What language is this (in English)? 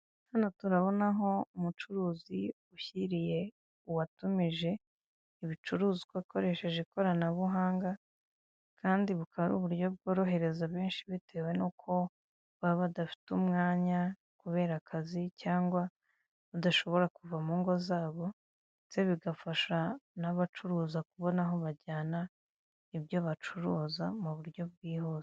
Kinyarwanda